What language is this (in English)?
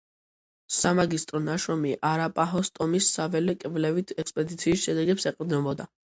Georgian